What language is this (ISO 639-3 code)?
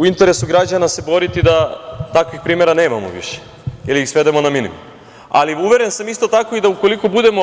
srp